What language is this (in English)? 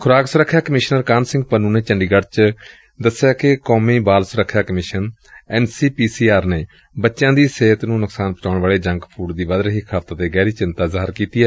Punjabi